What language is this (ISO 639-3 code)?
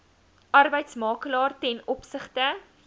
afr